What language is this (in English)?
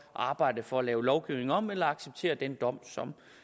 Danish